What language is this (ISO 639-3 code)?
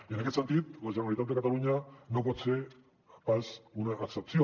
cat